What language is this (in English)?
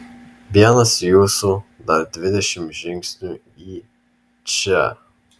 Lithuanian